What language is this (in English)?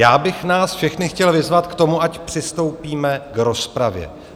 Czech